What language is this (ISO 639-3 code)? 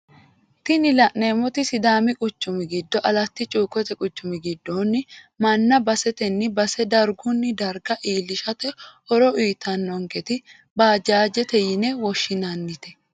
sid